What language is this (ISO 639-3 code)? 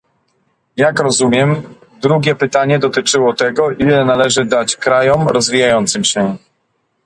pol